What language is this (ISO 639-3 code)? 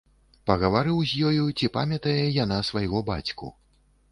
bel